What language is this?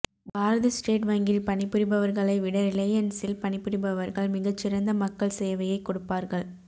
Tamil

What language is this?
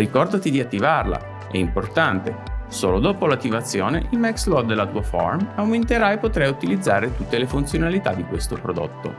Italian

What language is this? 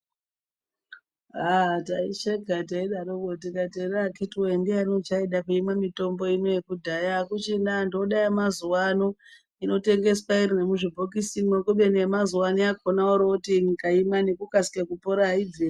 Ndau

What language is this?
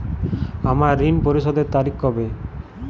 Bangla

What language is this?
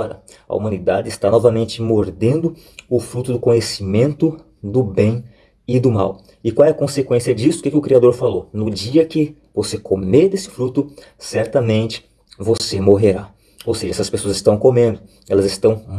Portuguese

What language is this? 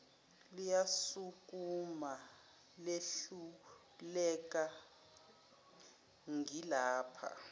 Zulu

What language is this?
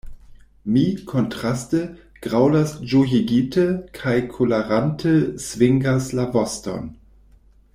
Esperanto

